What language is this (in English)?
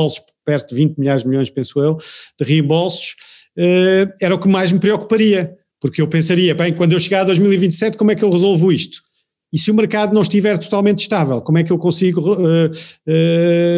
Portuguese